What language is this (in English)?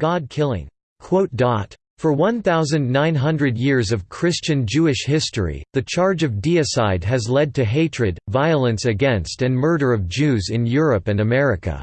English